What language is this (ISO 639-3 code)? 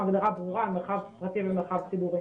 heb